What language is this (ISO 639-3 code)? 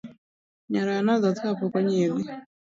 luo